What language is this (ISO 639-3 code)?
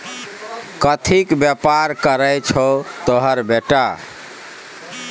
mai